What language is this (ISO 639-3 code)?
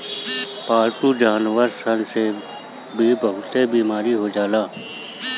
bho